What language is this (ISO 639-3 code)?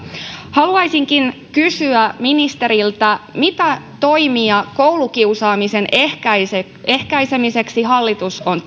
fin